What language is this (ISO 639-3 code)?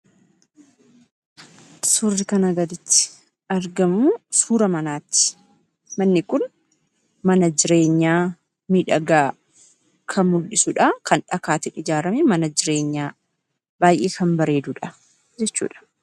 orm